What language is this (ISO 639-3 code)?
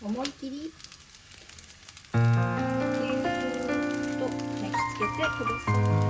jpn